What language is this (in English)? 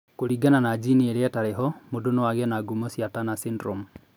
Kikuyu